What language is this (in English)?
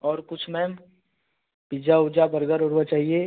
Hindi